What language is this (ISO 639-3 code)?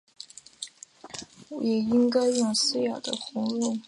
zho